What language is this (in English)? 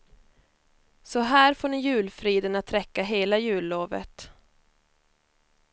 Swedish